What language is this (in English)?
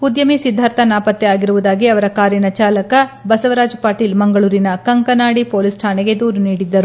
Kannada